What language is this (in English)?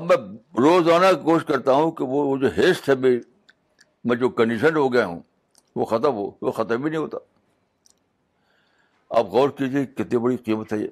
Urdu